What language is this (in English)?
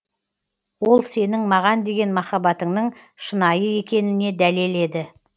Kazakh